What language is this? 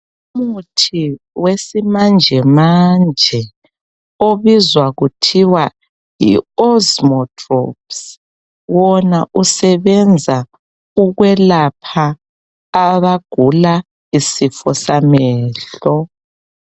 North Ndebele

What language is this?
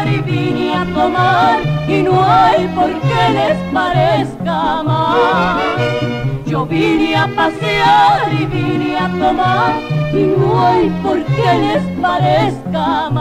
Spanish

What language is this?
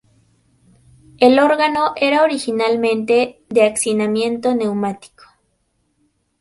Spanish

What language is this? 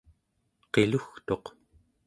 Central Yupik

